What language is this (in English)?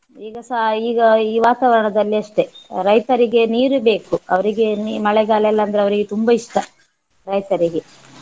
Kannada